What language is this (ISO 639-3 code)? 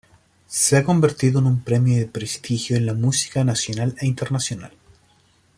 spa